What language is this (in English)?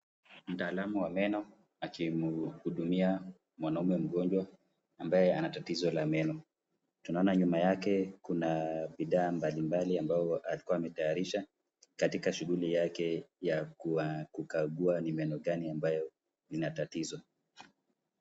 Swahili